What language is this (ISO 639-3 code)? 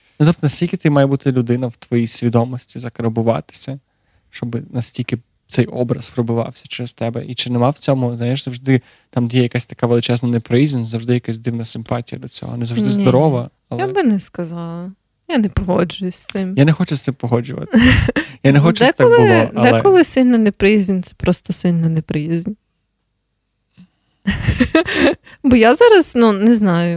ukr